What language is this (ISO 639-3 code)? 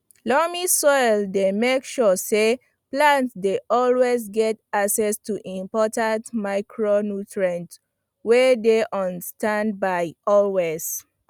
pcm